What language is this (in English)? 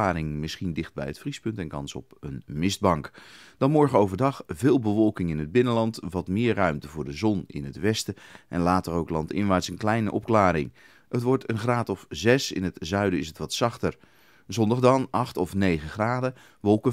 Dutch